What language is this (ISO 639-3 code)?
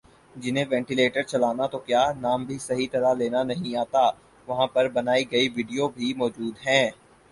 urd